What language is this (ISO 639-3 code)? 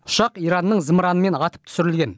kaz